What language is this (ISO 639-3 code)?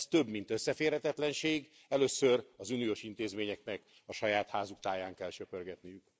hun